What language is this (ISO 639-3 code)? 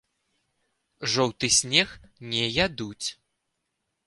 bel